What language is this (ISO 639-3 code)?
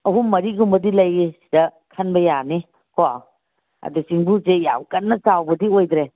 mni